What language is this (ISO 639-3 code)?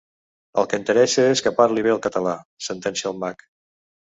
cat